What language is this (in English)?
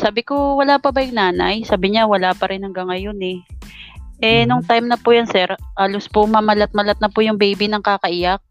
Filipino